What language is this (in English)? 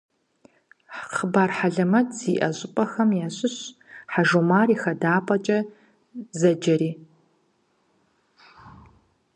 Kabardian